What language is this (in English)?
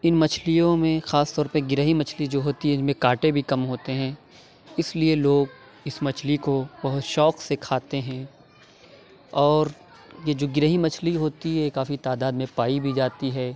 Urdu